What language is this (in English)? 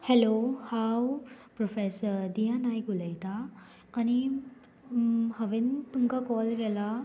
Konkani